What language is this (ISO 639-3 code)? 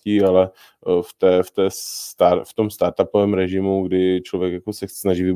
ces